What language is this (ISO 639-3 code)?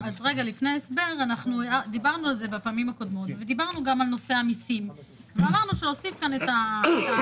heb